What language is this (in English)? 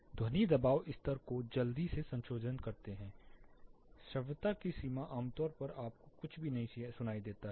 Hindi